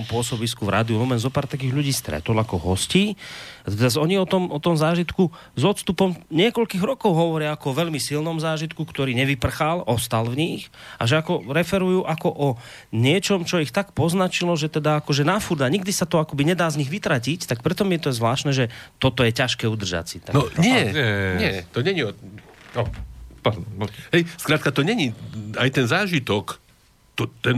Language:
Slovak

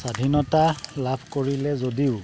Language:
Assamese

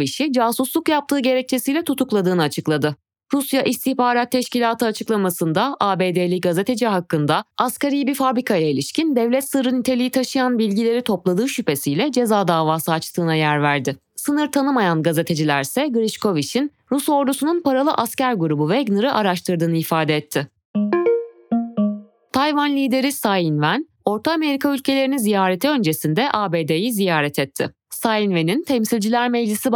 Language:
Turkish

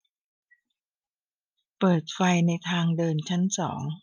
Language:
Thai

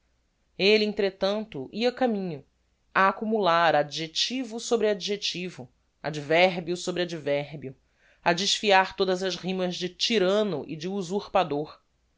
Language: Portuguese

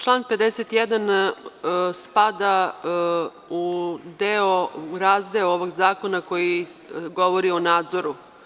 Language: Serbian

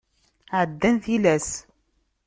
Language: Kabyle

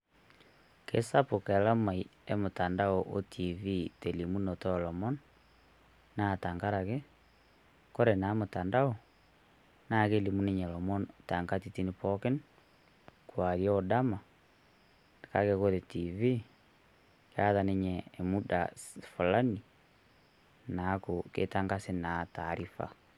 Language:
Masai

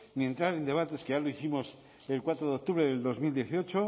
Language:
Spanish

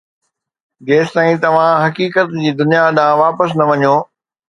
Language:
Sindhi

